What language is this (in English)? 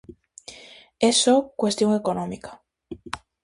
Galician